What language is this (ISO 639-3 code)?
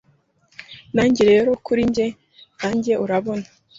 kin